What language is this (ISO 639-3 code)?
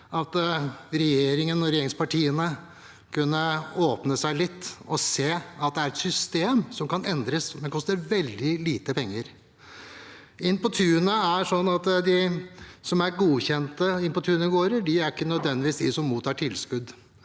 nor